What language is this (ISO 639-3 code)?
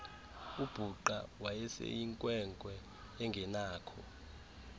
xho